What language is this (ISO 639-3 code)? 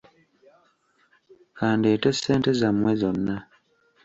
lug